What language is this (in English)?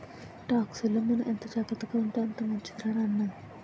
Telugu